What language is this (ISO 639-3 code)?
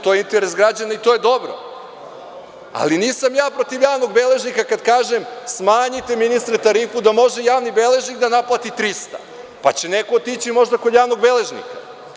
srp